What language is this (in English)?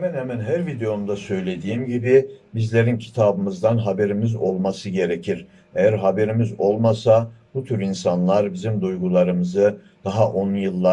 Turkish